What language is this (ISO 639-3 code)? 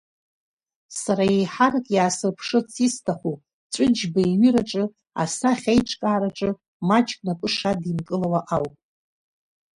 abk